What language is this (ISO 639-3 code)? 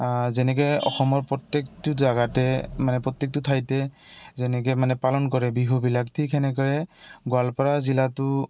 asm